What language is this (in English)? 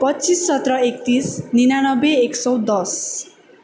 Nepali